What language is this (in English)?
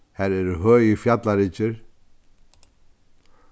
Faroese